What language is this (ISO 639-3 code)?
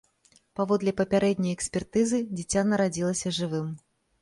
bel